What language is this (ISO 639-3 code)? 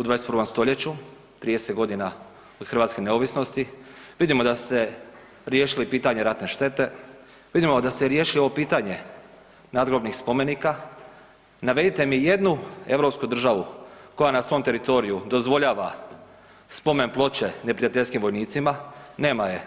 hrv